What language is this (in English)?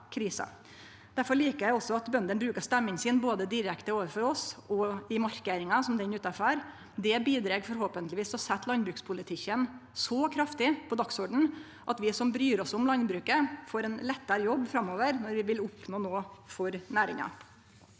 Norwegian